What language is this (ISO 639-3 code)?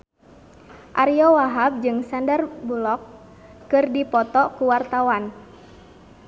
sun